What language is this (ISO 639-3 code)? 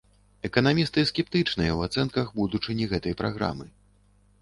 bel